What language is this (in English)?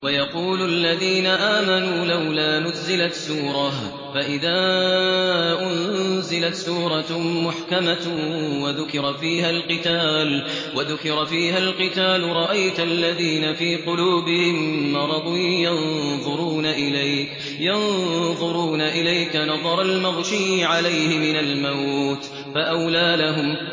Arabic